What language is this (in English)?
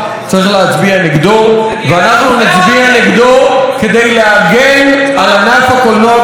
Hebrew